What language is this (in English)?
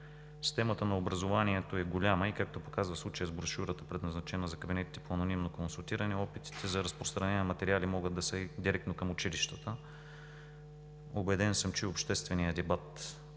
Bulgarian